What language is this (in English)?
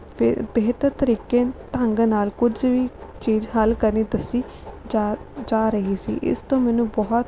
Punjabi